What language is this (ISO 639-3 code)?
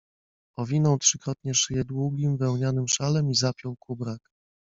pol